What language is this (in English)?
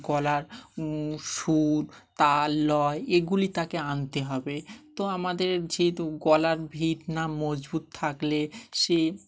Bangla